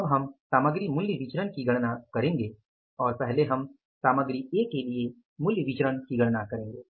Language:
Hindi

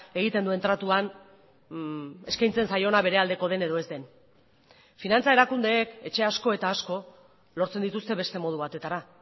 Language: Basque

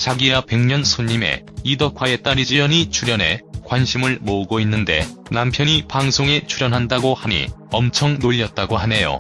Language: Korean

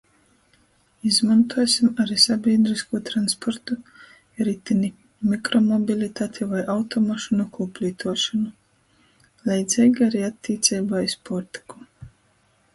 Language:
Latgalian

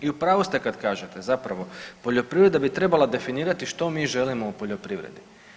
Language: Croatian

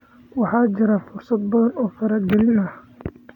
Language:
Somali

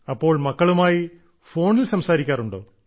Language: Malayalam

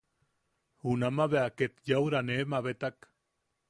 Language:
Yaqui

